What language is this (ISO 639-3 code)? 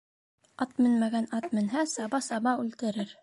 bak